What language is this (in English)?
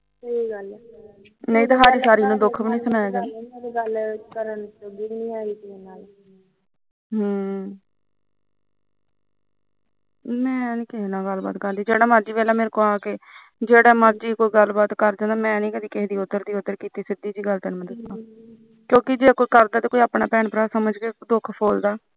Punjabi